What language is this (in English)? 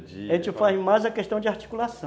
Portuguese